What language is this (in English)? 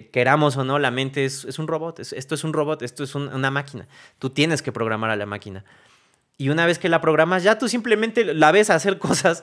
Spanish